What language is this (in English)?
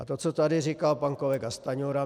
Czech